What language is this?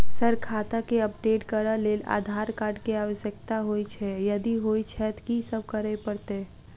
Maithili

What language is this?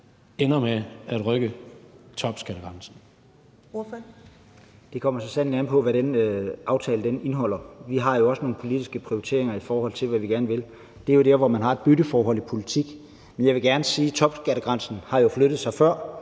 Danish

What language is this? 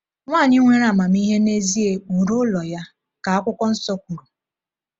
Igbo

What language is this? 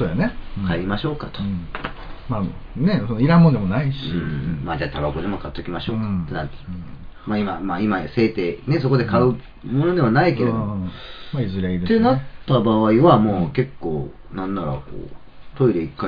Japanese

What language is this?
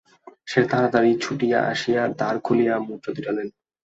Bangla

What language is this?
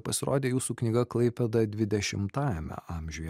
Lithuanian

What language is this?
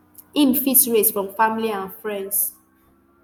Nigerian Pidgin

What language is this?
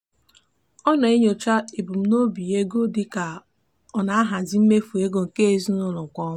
Igbo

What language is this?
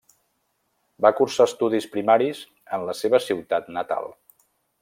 Catalan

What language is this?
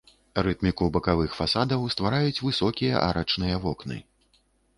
Belarusian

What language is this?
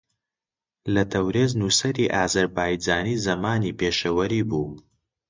Central Kurdish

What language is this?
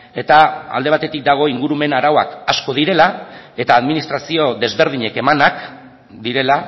Basque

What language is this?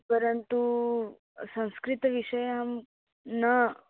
Sanskrit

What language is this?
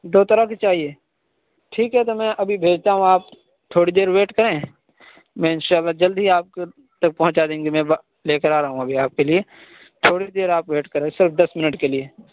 Urdu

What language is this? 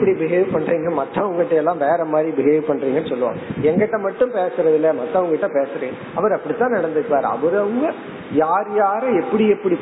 Tamil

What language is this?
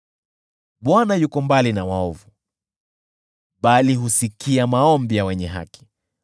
Swahili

